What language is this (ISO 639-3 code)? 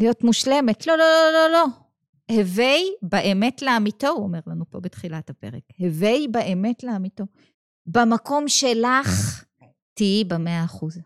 heb